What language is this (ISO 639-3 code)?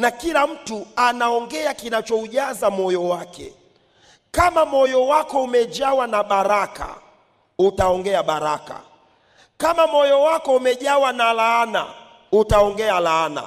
swa